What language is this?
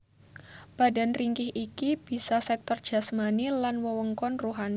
Javanese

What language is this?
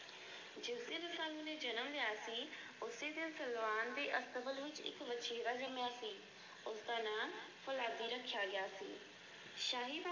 Punjabi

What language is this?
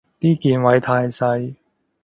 Cantonese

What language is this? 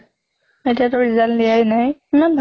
Assamese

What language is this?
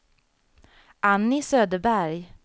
Swedish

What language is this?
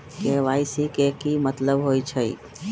Magahi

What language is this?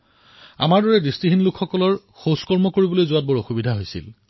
Assamese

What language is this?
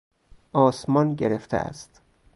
Persian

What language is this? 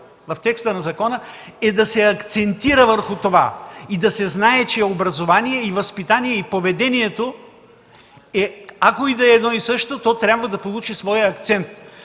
Bulgarian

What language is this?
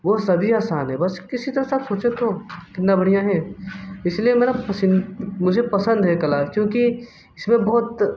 Hindi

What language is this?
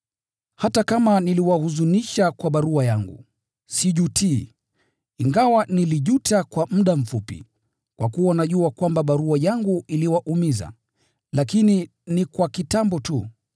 Swahili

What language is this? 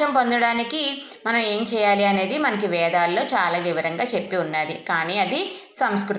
Telugu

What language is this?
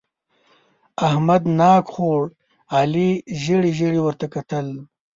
Pashto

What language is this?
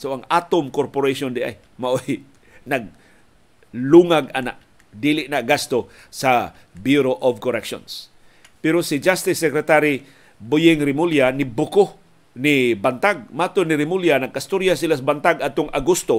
Filipino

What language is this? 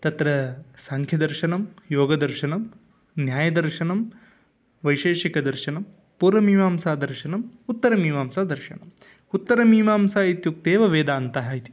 Sanskrit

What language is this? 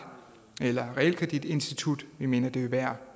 Danish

